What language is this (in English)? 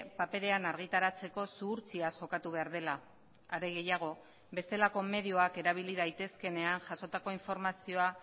Basque